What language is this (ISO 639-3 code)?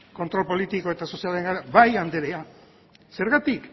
eus